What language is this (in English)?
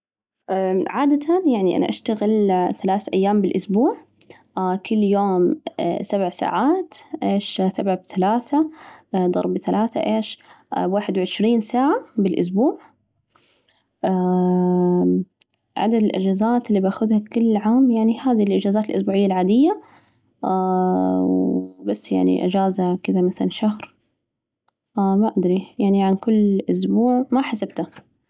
Najdi Arabic